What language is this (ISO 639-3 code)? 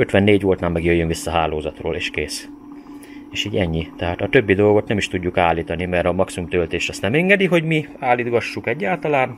hun